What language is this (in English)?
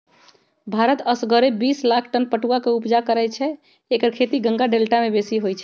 Magahi